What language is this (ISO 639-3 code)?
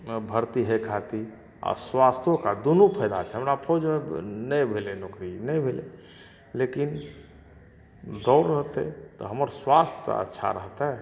mai